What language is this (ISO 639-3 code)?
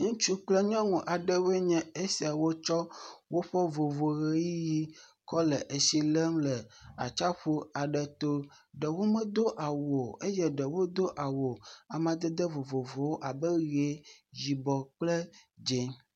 ewe